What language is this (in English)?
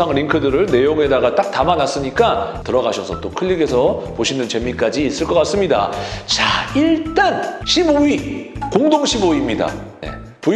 Korean